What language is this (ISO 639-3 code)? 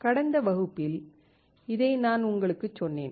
tam